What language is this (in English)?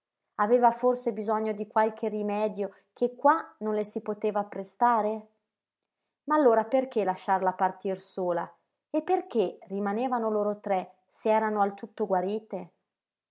Italian